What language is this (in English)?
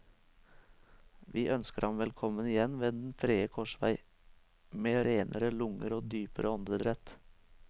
Norwegian